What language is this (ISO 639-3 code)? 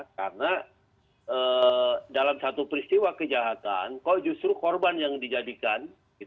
ind